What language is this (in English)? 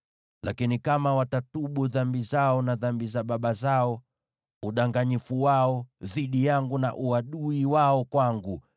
Swahili